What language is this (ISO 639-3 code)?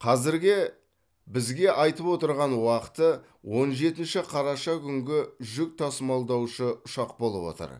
kaz